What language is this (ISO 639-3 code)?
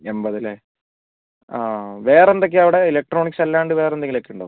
mal